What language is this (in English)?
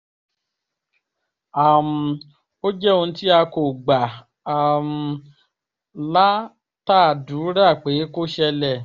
Yoruba